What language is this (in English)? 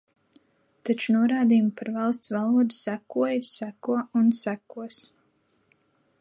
Latvian